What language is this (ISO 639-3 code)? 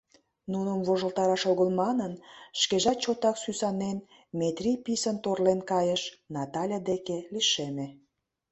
chm